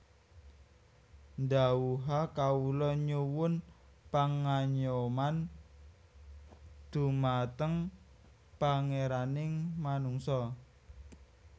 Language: Javanese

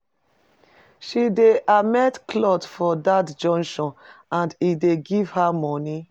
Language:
Nigerian Pidgin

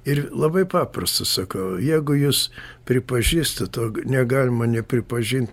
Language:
Lithuanian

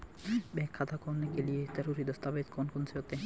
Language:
Hindi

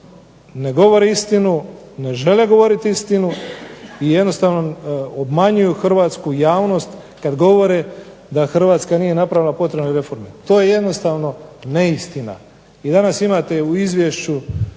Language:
Croatian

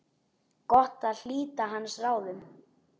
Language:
Icelandic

